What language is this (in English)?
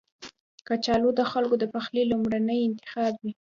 Pashto